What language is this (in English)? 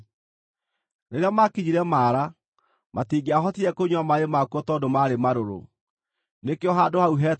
Kikuyu